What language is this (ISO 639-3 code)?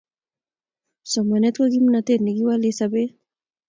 kln